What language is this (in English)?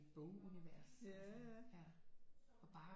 Danish